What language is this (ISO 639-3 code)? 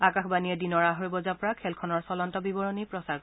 asm